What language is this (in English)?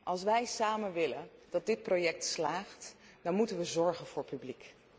Dutch